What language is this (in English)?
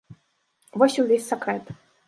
Belarusian